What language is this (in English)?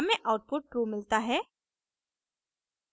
Hindi